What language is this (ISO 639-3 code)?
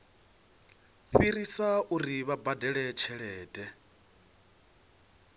ven